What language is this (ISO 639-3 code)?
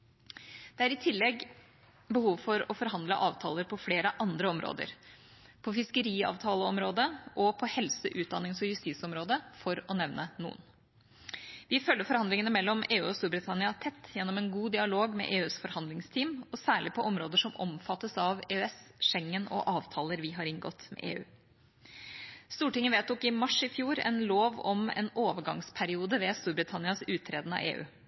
nob